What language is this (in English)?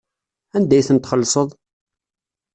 Kabyle